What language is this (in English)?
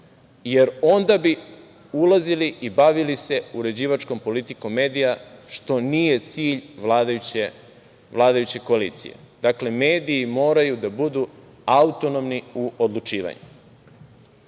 Serbian